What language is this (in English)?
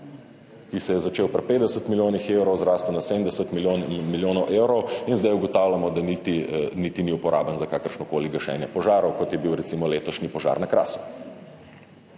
Slovenian